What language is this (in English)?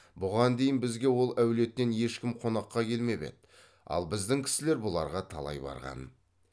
Kazakh